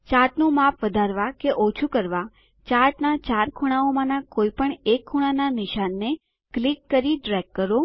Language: Gujarati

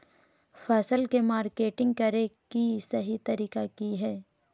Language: Magahi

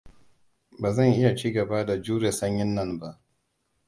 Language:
Hausa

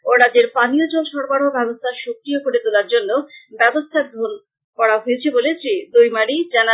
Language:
Bangla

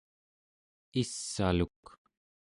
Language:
Central Yupik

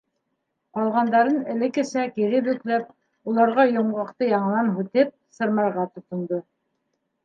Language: Bashkir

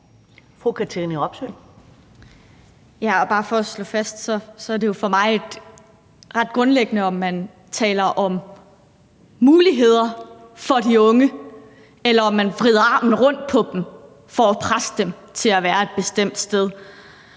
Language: Danish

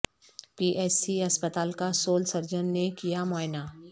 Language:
Urdu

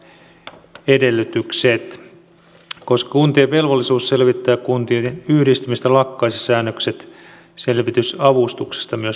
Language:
Finnish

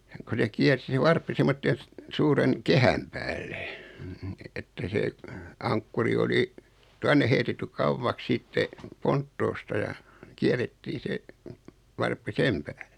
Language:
Finnish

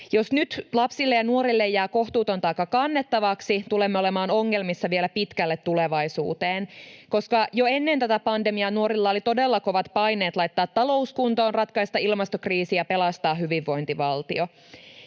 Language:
Finnish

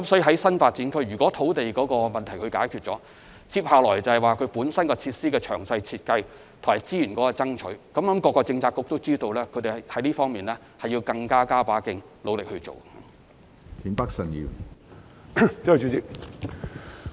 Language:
Cantonese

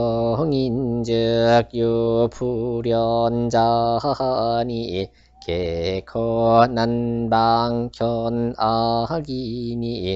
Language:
Korean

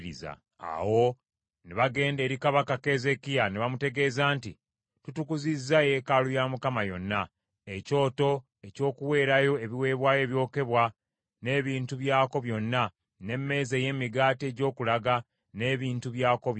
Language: Ganda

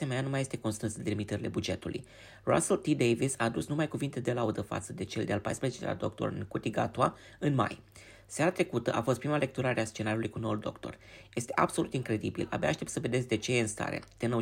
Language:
Romanian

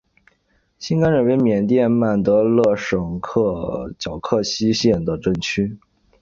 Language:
Chinese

